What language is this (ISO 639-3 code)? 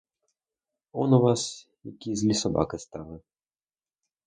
ukr